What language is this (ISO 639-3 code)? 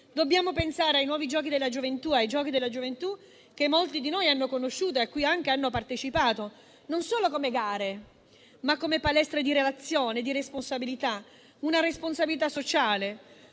ita